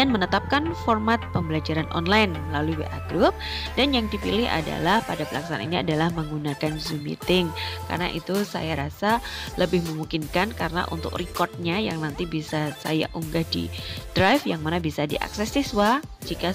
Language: Indonesian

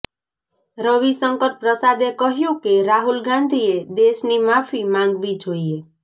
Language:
Gujarati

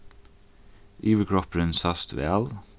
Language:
Faroese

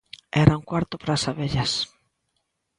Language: Galician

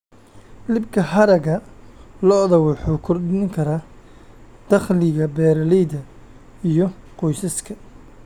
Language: Somali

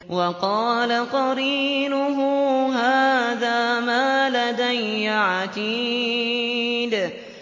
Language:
Arabic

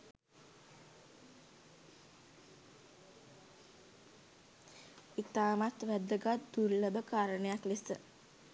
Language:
Sinhala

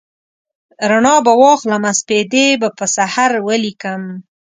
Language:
Pashto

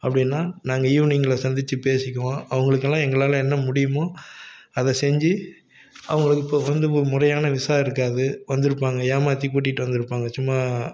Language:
Tamil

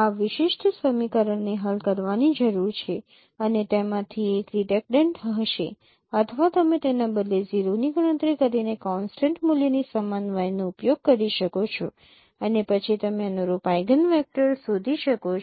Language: Gujarati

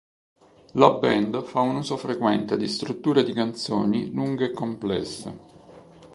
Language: Italian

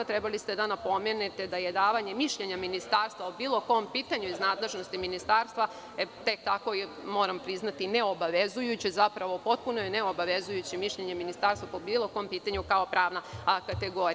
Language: Serbian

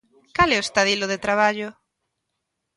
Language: Galician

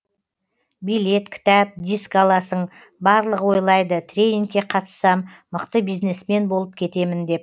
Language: Kazakh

